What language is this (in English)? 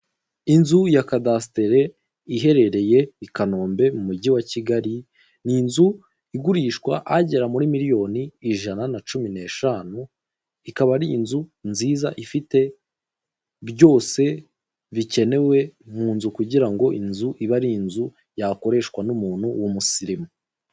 Kinyarwanda